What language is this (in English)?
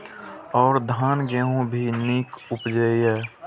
Maithili